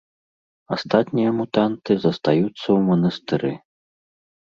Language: Belarusian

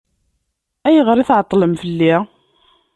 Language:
Kabyle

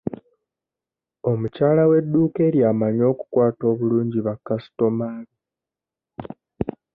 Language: Ganda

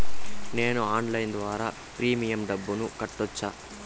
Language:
Telugu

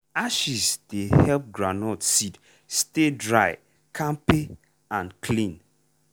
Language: Nigerian Pidgin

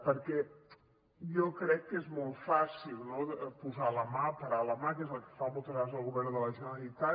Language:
Catalan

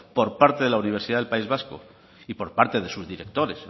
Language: Spanish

